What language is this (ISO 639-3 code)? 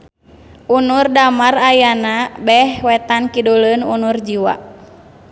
sun